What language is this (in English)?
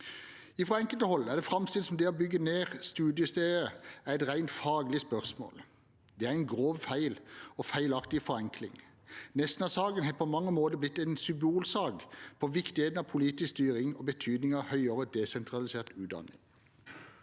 Norwegian